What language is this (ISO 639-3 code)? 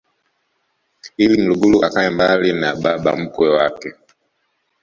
swa